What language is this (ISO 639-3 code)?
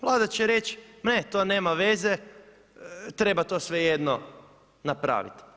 hrv